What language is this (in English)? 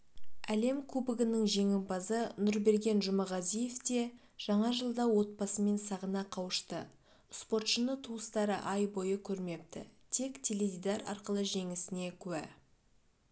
Kazakh